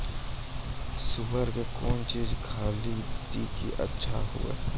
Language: Maithili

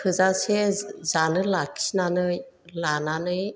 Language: Bodo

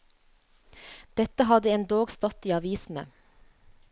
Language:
Norwegian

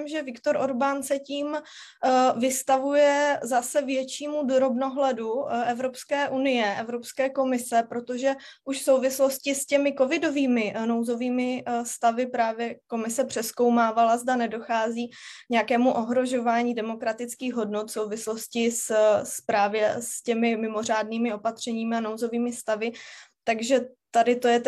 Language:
Czech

